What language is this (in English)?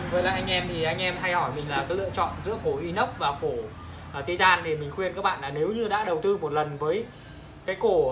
Vietnamese